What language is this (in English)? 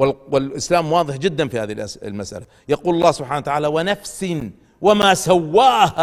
Arabic